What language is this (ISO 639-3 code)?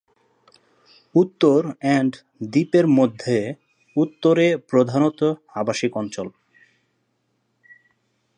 ben